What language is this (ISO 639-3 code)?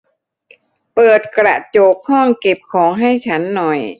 tha